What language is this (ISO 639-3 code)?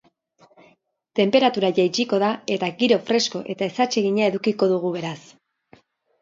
eus